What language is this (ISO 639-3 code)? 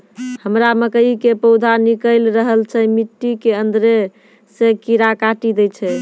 mai